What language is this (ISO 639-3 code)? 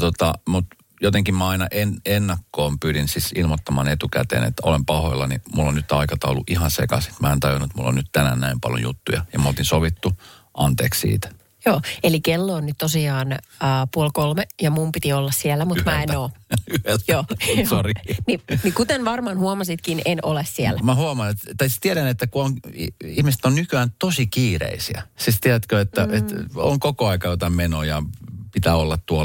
fin